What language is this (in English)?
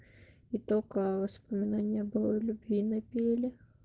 Russian